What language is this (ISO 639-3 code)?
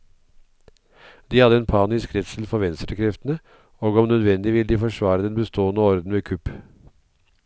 nor